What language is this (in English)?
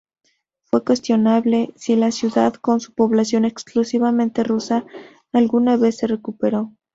Spanish